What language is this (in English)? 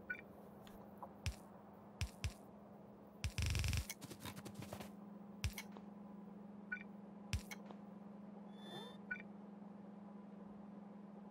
German